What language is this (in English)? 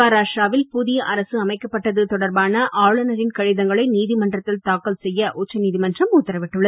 Tamil